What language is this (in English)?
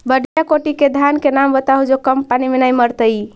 Magahi